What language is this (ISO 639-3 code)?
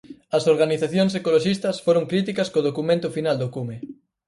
glg